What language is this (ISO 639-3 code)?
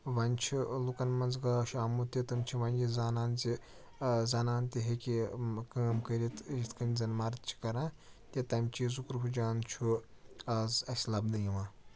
kas